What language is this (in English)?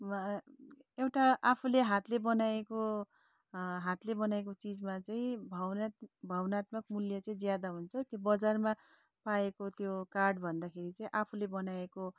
Nepali